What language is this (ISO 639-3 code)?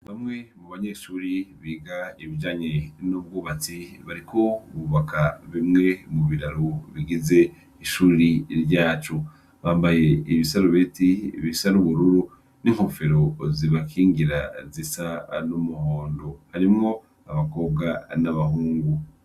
run